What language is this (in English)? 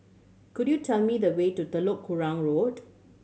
English